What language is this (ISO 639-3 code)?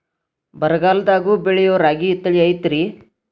kan